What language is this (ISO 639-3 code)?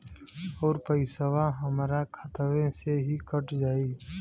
bho